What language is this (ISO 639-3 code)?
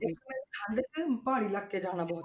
pan